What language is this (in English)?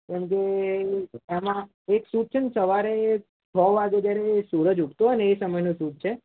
Gujarati